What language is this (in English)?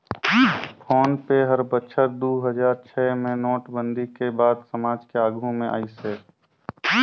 Chhattisgarhi